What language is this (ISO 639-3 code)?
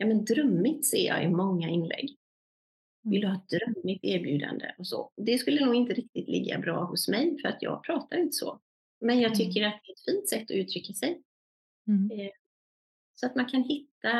swe